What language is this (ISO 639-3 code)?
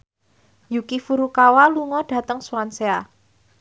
jav